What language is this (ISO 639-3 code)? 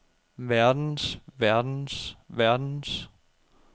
dan